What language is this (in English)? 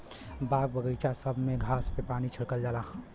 Bhojpuri